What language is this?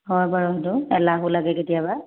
Assamese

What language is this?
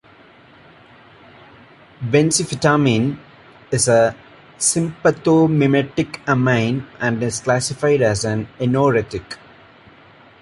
English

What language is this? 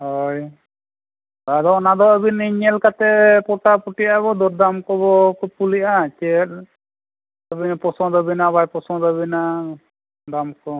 Santali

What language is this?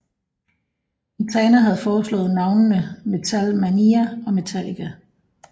Danish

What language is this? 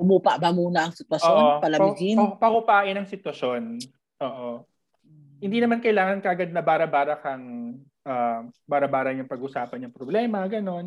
Filipino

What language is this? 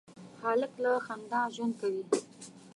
Pashto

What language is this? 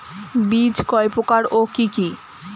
Bangla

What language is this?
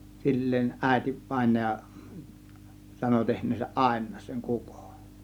Finnish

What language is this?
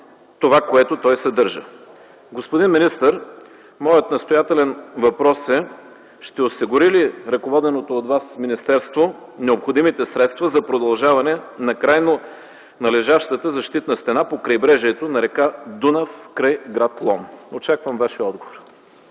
Bulgarian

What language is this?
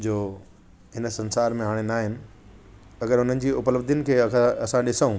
Sindhi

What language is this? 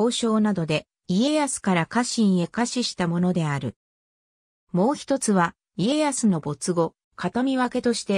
Japanese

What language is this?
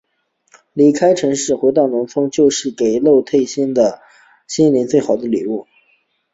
Chinese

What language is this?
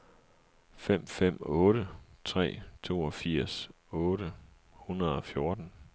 Danish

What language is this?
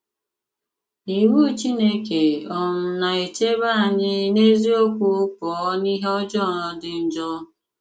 Igbo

